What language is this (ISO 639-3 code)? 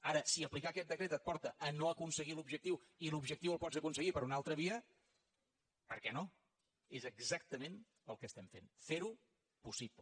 cat